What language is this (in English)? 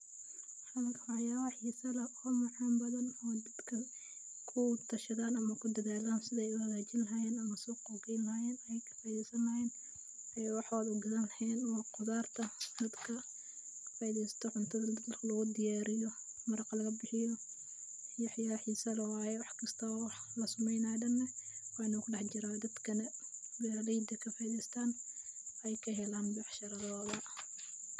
Somali